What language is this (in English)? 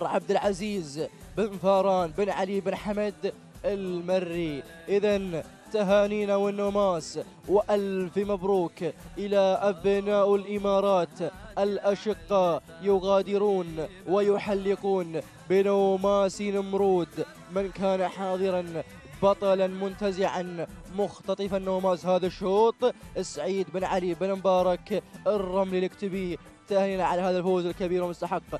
Arabic